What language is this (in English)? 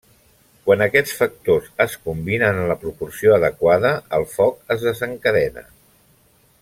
Catalan